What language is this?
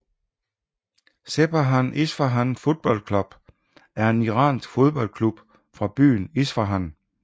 Danish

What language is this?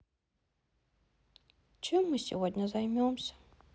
Russian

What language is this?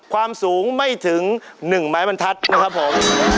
Thai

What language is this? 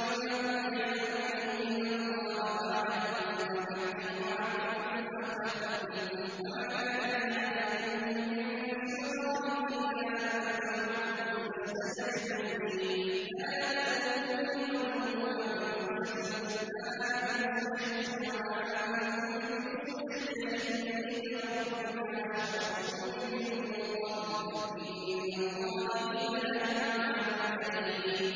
Arabic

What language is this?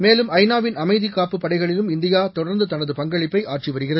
Tamil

